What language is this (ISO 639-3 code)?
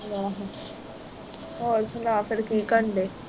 pan